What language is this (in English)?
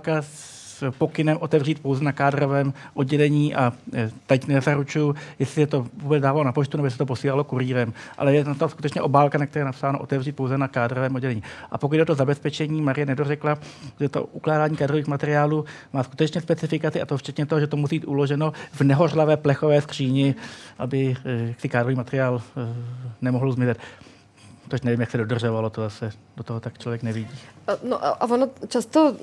Czech